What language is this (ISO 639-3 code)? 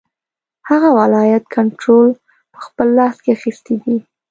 pus